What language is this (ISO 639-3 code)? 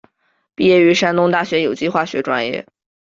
zho